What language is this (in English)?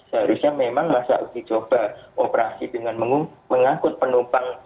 Indonesian